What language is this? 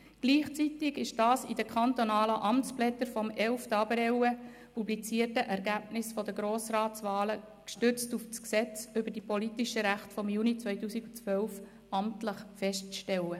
Swiss German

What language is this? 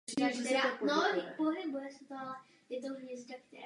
Czech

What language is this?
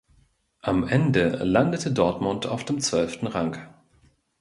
German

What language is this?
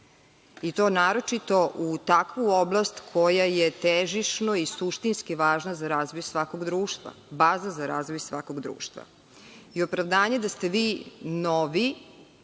Serbian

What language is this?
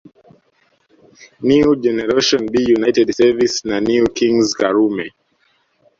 Swahili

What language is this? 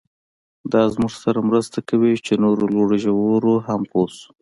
Pashto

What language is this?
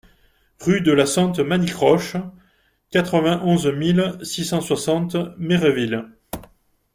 French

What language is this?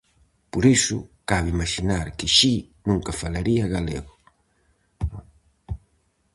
Galician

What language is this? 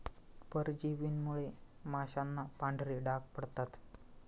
Marathi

